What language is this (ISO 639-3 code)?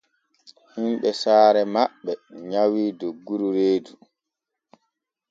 fue